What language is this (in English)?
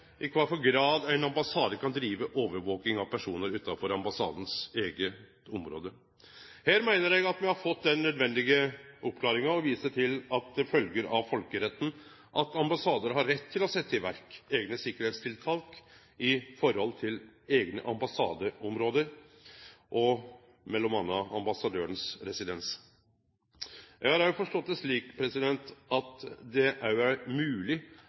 Norwegian Nynorsk